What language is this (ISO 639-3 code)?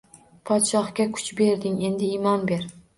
uzb